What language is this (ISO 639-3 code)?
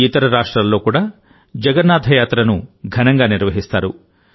tel